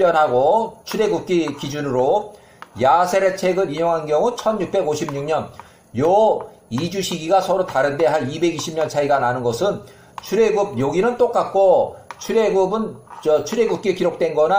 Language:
Korean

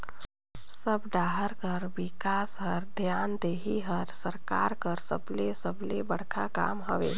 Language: Chhattisgarhi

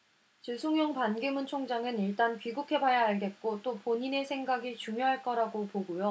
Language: Korean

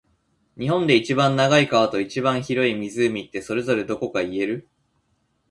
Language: Japanese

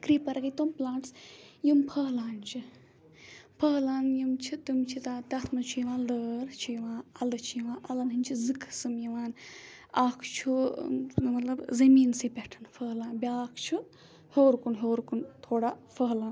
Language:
Kashmiri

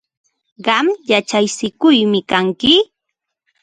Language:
Ambo-Pasco Quechua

